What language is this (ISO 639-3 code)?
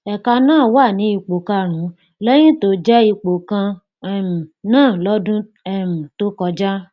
yor